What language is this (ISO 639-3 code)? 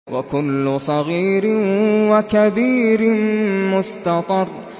ara